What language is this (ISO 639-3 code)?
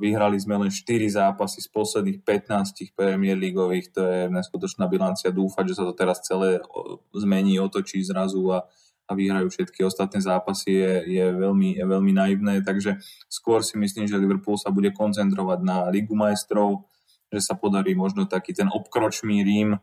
slk